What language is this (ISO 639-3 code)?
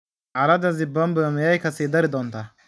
som